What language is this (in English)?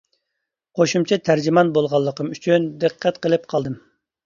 Uyghur